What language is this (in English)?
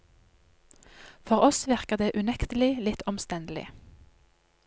Norwegian